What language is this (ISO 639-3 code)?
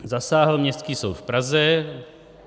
ces